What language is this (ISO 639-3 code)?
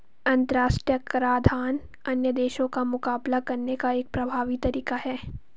hin